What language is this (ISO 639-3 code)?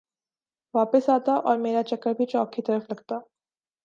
urd